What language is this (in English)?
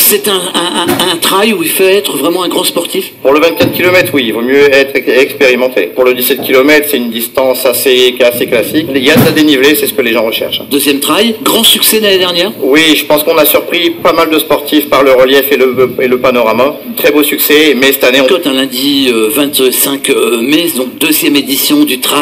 French